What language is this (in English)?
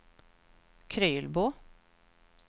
Swedish